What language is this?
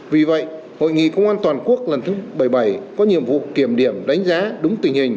Vietnamese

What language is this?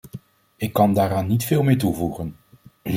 Dutch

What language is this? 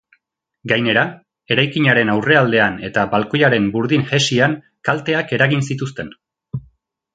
Basque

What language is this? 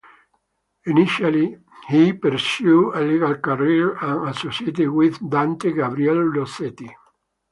English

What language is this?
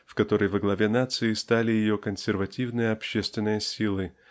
Russian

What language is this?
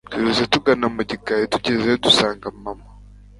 Kinyarwanda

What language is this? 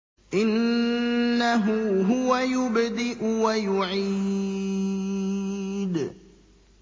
Arabic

